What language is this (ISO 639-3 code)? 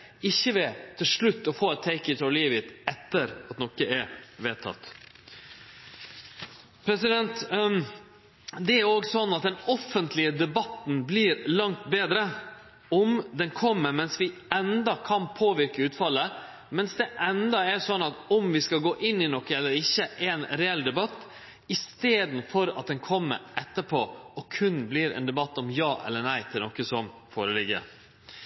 nno